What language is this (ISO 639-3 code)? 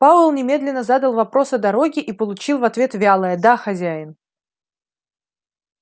rus